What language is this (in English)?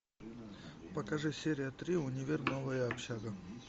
Russian